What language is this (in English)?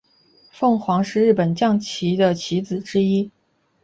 Chinese